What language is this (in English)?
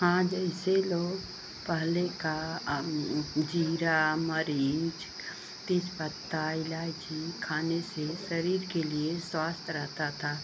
Hindi